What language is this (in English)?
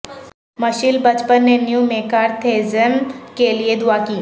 Urdu